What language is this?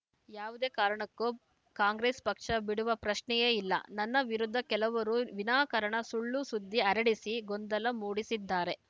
Kannada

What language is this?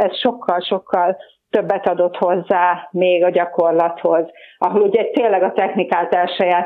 Hungarian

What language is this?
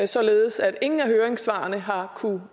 Danish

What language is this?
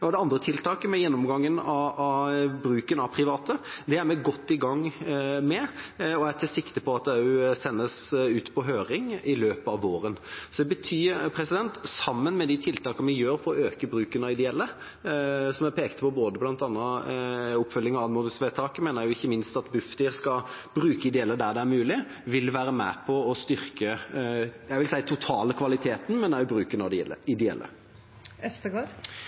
Norwegian Bokmål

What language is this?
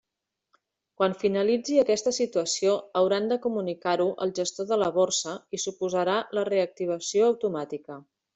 Catalan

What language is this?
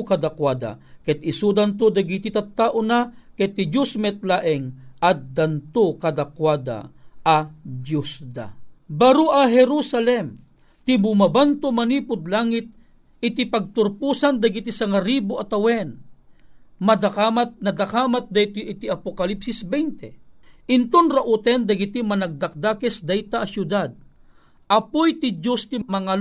Filipino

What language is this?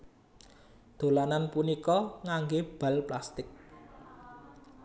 Javanese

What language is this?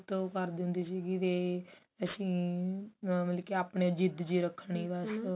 Punjabi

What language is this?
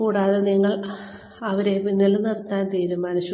Malayalam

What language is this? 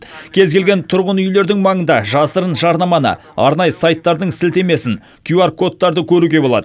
Kazakh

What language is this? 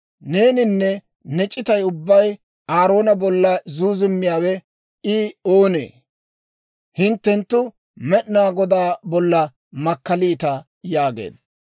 Dawro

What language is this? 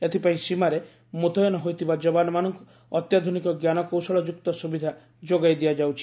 Odia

